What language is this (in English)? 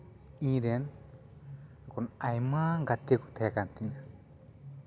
Santali